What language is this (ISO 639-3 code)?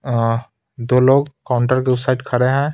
hin